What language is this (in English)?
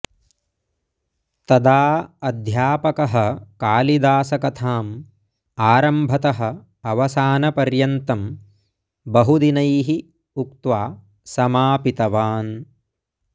Sanskrit